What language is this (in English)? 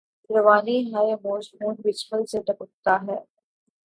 Urdu